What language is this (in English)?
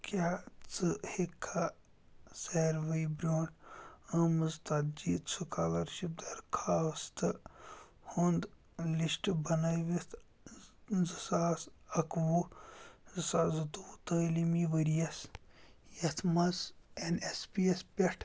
Kashmiri